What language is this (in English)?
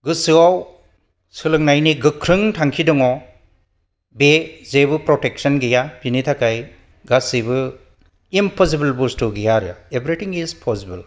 Bodo